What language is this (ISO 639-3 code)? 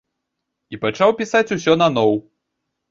bel